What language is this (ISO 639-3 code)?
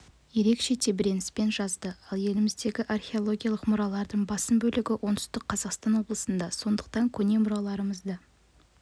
kaz